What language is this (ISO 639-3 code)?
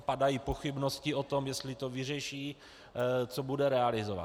ces